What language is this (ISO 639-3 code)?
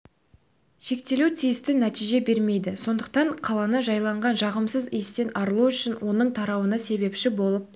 kaz